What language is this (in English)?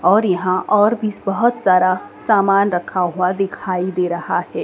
Hindi